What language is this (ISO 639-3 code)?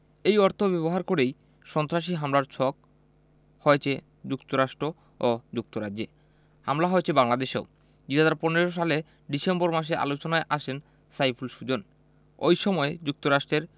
ben